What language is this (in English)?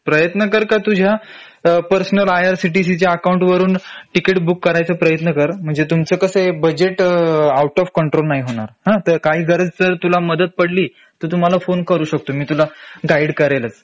Marathi